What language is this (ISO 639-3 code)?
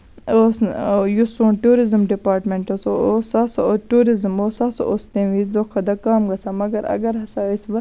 kas